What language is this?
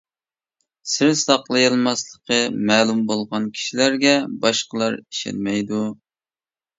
Uyghur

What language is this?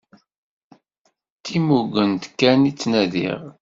Kabyle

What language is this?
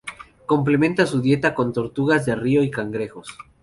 Spanish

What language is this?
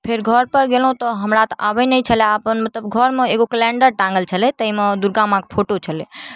Maithili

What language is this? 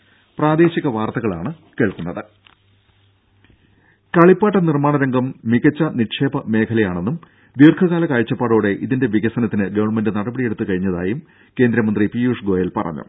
Malayalam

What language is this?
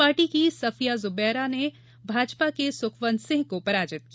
Hindi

